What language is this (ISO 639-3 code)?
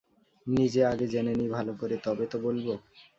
ben